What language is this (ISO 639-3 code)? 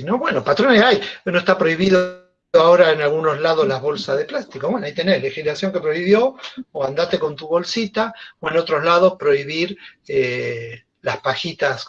spa